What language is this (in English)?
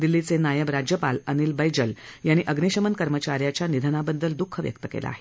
Marathi